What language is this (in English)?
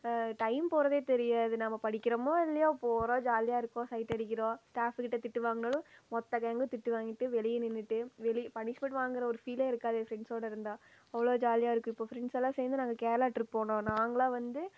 Tamil